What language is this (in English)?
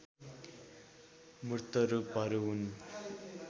Nepali